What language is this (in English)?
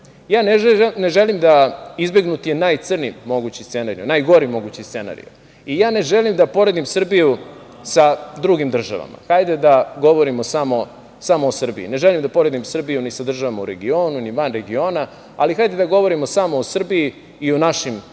Serbian